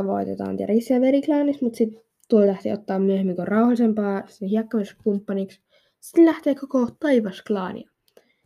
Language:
Finnish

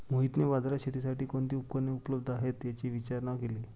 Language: Marathi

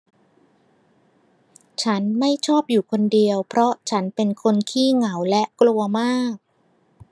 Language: Thai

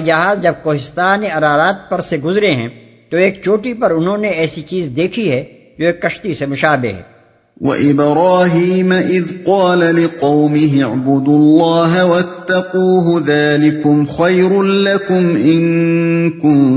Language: Urdu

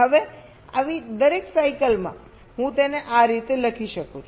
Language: Gujarati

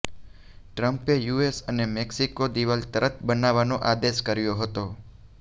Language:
Gujarati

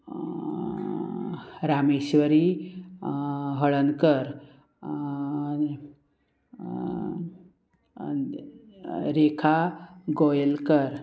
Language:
Konkani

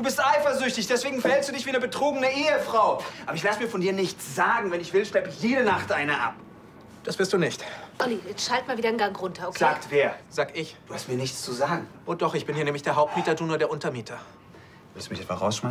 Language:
German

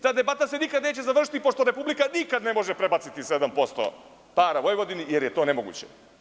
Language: Serbian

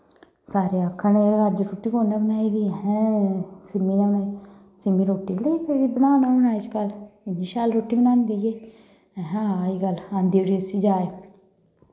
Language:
Dogri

